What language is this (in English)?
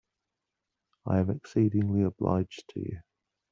English